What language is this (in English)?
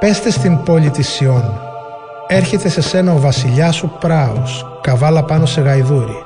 Greek